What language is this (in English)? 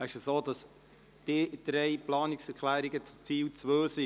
Swiss German